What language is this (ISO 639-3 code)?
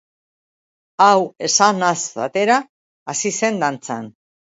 eus